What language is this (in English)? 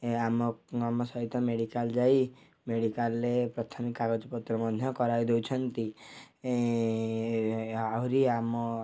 Odia